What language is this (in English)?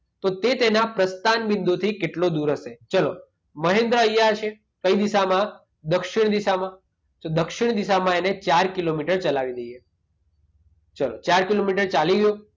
Gujarati